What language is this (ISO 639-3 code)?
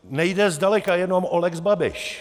ces